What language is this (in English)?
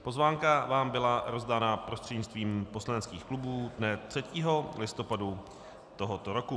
Czech